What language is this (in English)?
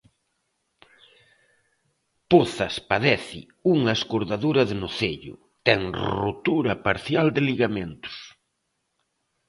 Galician